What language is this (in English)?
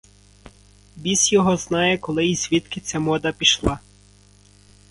Ukrainian